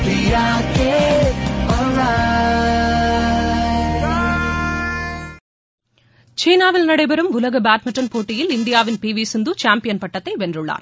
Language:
Tamil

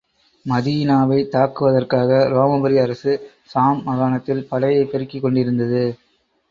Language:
Tamil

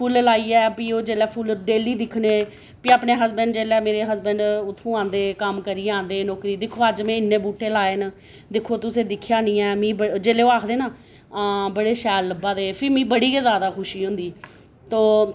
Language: Dogri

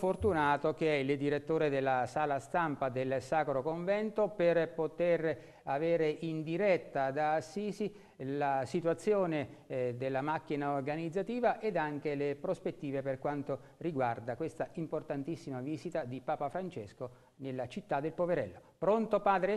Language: Italian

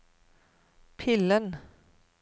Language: Norwegian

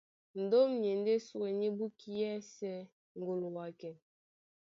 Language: Duala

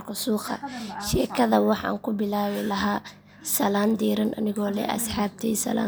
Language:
Somali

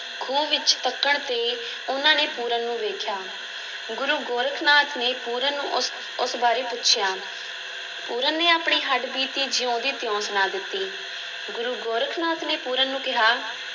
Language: Punjabi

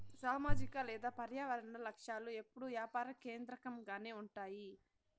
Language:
Telugu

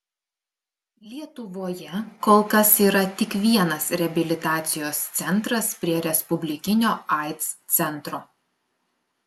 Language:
Lithuanian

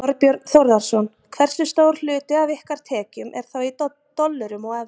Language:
Icelandic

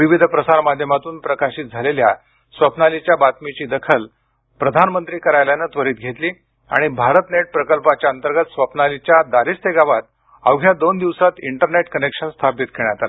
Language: Marathi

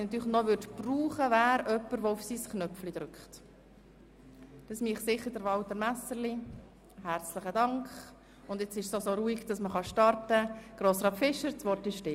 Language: Swiss German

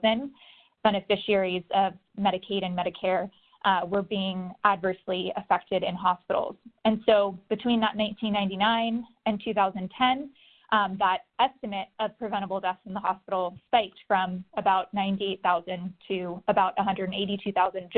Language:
English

